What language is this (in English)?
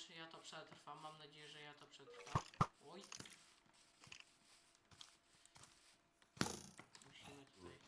Polish